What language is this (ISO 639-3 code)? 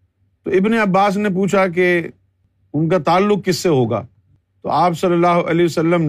urd